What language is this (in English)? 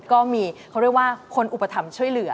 Thai